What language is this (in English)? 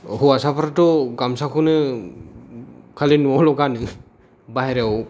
Bodo